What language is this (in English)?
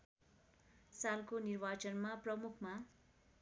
Nepali